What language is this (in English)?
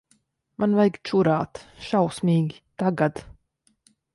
Latvian